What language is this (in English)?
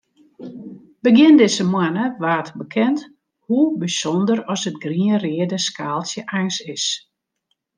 Western Frisian